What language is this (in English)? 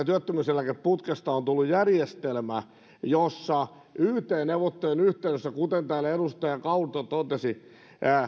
Finnish